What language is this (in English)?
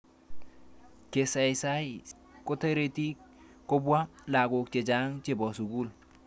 Kalenjin